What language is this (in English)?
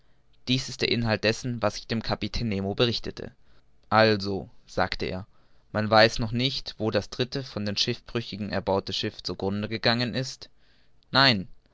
German